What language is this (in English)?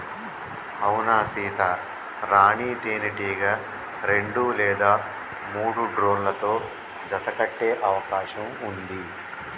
Telugu